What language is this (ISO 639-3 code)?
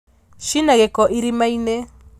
kik